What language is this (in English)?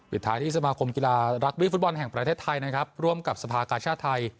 Thai